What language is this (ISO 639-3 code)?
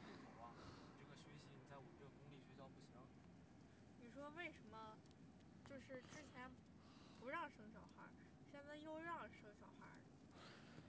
zho